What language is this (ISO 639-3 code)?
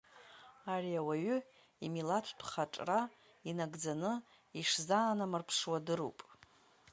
abk